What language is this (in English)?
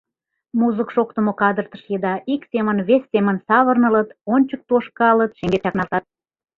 Mari